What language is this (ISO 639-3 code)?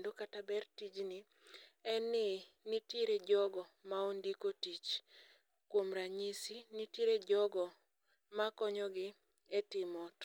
luo